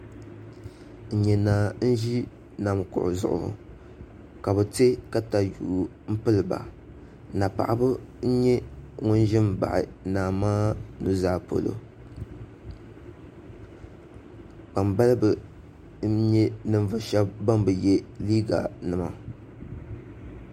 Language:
Dagbani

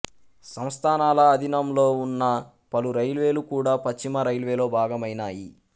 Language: Telugu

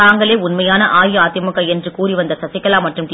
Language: Tamil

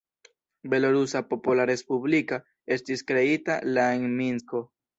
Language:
Esperanto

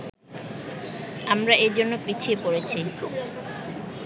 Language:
Bangla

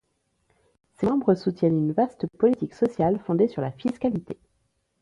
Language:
French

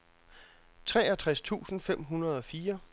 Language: Danish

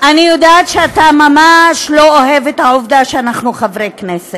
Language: Hebrew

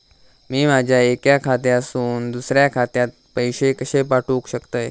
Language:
Marathi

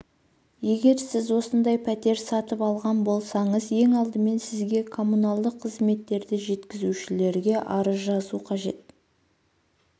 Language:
Kazakh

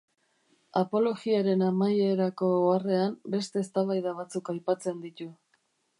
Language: Basque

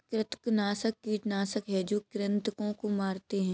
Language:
Hindi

